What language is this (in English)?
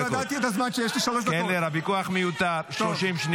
Hebrew